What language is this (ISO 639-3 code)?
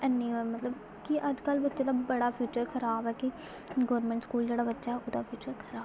doi